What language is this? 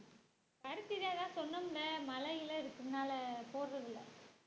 Tamil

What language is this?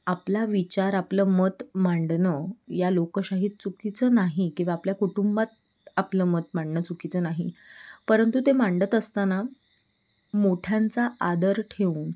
Marathi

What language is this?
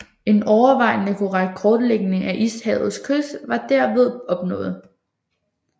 Danish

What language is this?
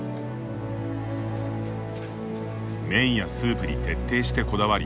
Japanese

